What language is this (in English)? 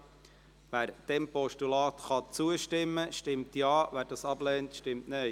Swiss German